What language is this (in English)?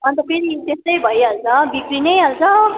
Nepali